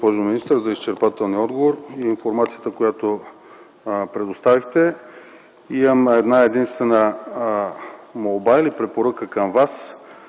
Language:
Bulgarian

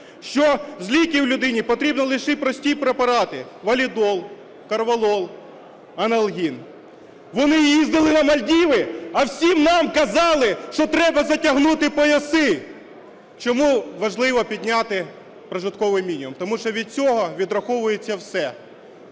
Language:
Ukrainian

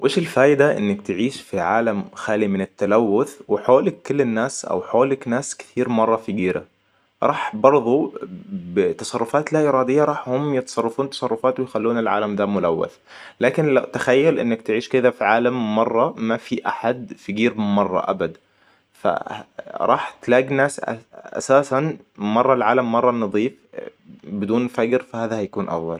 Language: Hijazi Arabic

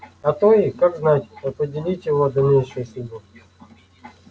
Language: Russian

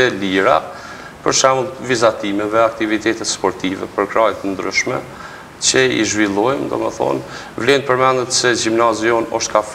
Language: Romanian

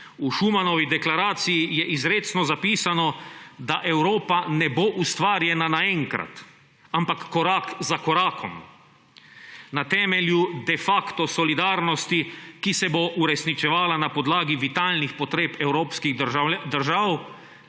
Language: Slovenian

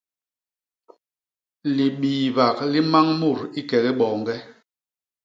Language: Basaa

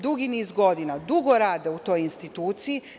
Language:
Serbian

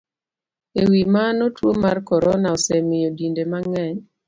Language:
Luo (Kenya and Tanzania)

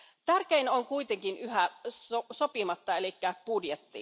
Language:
Finnish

